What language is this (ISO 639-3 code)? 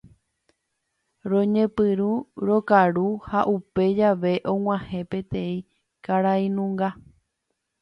grn